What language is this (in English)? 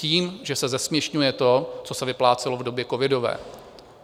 Czech